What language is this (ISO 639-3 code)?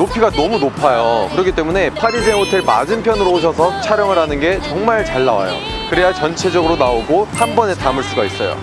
kor